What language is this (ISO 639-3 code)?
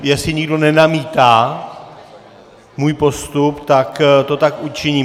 ces